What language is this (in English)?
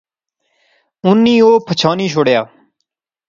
Pahari-Potwari